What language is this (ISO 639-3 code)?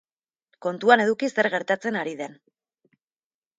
eus